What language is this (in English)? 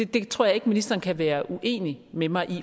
Danish